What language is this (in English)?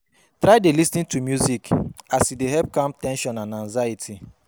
Nigerian Pidgin